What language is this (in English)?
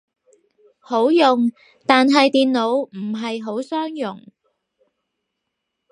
Cantonese